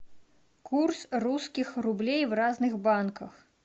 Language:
Russian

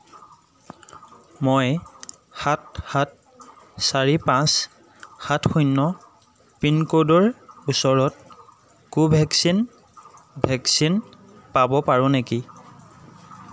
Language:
Assamese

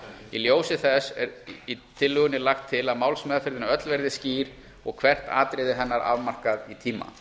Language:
Icelandic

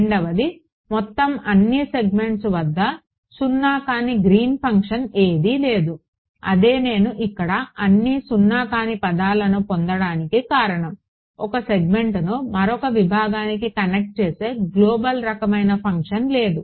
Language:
Telugu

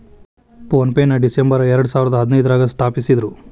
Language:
Kannada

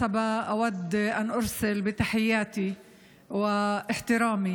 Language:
Hebrew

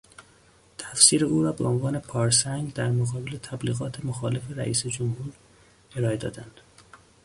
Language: Persian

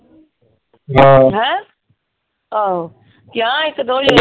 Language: Punjabi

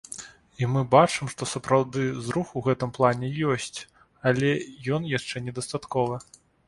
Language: Belarusian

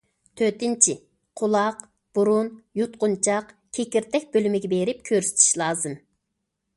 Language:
Uyghur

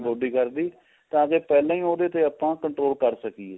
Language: Punjabi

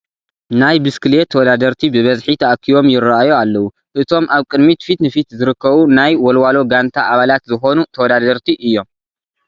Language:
Tigrinya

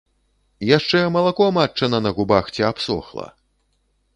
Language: Belarusian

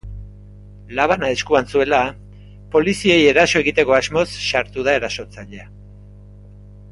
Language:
Basque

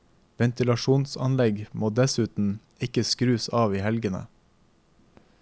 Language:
Norwegian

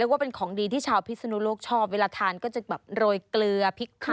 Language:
Thai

